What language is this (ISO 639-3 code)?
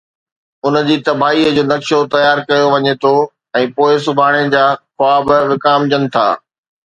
snd